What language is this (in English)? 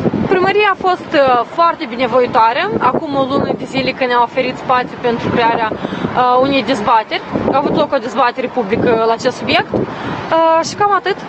Romanian